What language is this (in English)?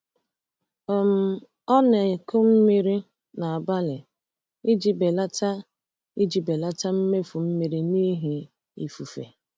Igbo